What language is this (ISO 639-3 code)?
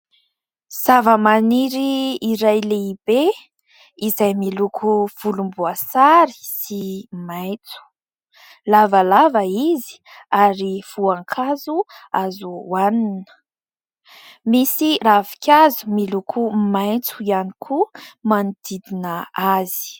mlg